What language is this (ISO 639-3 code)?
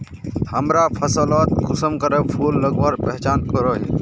mag